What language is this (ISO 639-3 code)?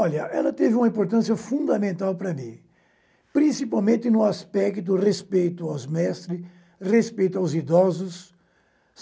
por